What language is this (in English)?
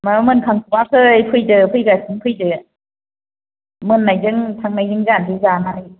Bodo